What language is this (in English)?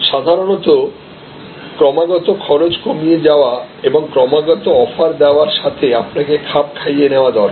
Bangla